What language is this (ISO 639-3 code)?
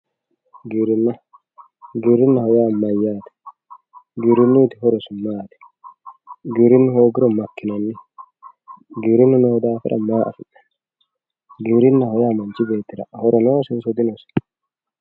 sid